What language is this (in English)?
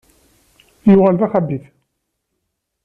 Kabyle